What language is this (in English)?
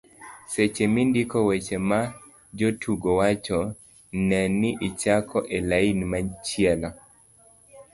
Luo (Kenya and Tanzania)